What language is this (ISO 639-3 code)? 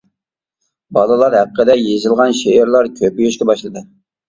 uig